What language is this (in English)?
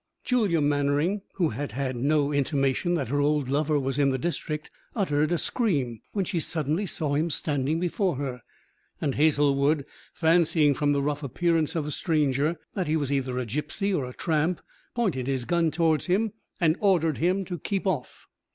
English